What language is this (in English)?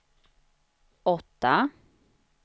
Swedish